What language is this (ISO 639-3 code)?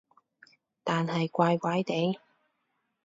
yue